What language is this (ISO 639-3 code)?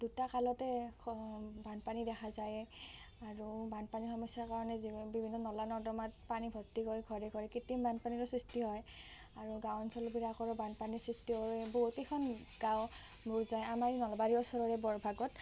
asm